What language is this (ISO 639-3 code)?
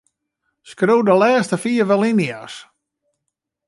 fry